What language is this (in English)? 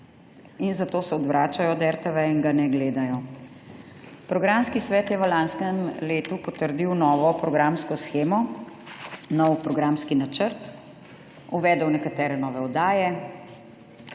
Slovenian